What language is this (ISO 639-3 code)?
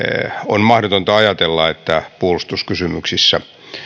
fin